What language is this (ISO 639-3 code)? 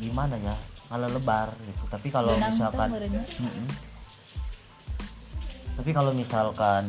ind